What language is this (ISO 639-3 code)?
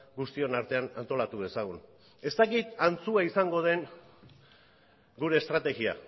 eus